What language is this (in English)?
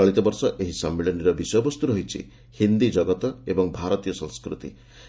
Odia